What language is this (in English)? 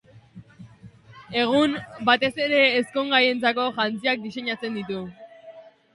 Basque